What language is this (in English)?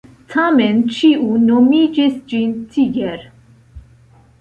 Esperanto